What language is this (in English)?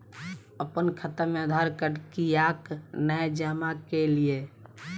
Maithili